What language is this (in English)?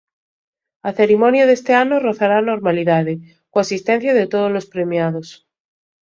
Galician